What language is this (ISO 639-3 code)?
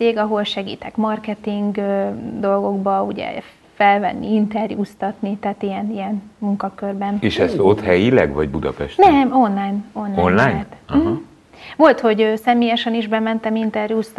hun